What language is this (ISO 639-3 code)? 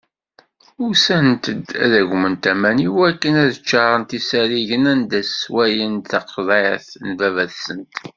kab